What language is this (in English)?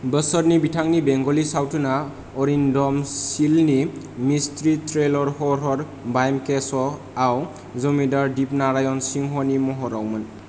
Bodo